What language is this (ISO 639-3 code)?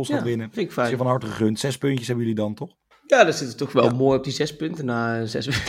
nld